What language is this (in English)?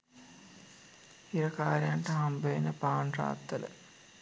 Sinhala